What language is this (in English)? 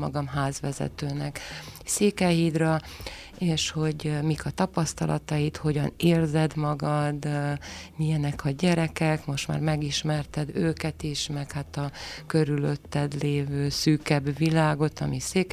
Hungarian